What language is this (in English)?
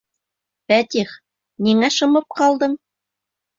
Bashkir